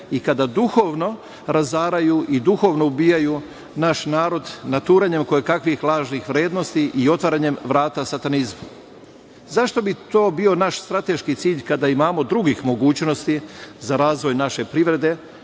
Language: Serbian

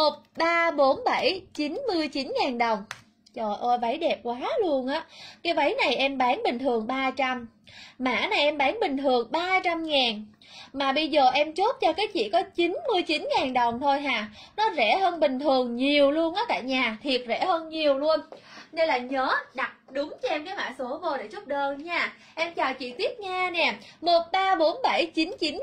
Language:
Vietnamese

